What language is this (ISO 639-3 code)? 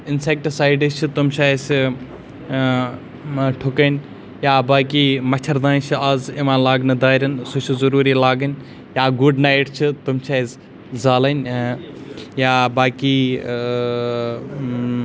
kas